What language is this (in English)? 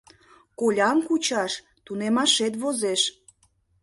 Mari